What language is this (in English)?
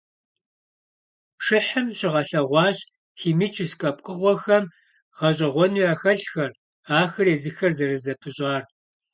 Kabardian